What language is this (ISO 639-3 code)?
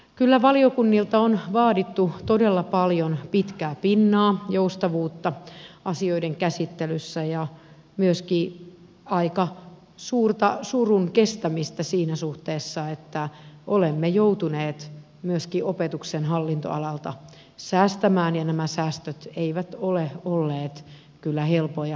fin